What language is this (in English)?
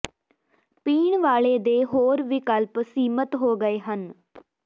Punjabi